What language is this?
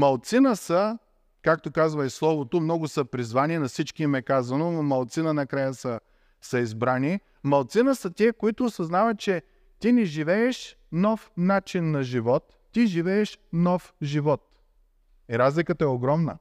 Bulgarian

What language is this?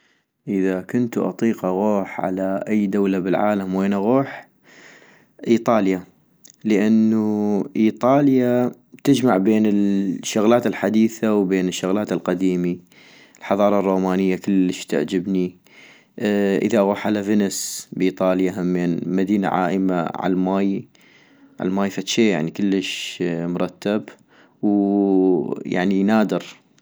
North Mesopotamian Arabic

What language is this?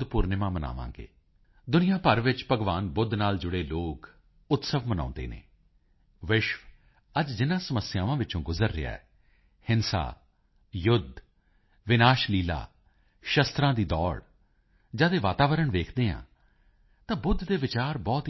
Punjabi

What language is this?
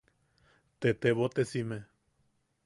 Yaqui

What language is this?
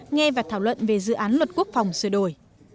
Vietnamese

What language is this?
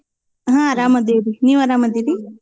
Kannada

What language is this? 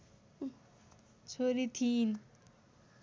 Nepali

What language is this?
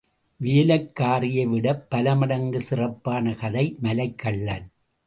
Tamil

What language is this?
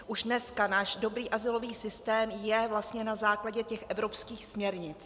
Czech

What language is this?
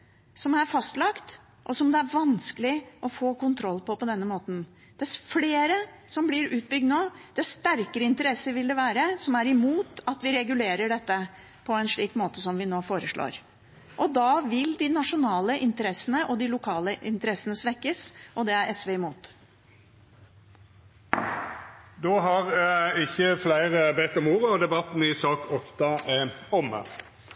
Norwegian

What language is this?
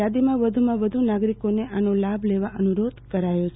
Gujarati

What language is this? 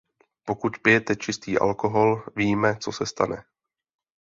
Czech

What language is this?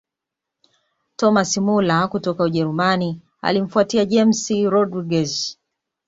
Swahili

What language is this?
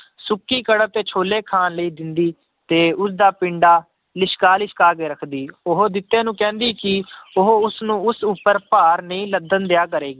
Punjabi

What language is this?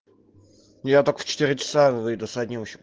Russian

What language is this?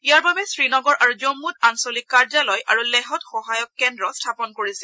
Assamese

